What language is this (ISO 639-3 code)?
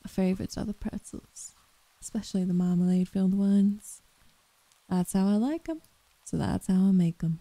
eng